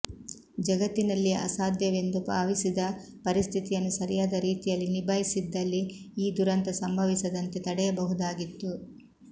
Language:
Kannada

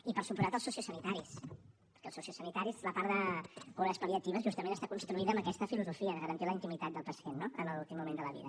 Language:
Catalan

